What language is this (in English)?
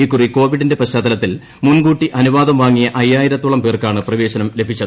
Malayalam